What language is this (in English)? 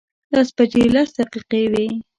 Pashto